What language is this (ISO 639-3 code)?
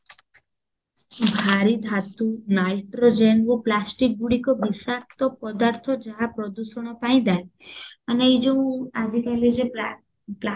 ori